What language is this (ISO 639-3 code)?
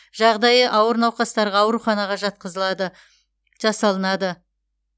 kaz